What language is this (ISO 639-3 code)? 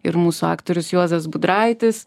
lit